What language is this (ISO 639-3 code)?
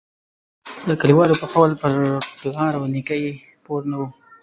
pus